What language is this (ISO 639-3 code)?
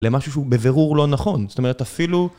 heb